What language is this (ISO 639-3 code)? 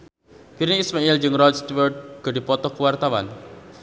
sun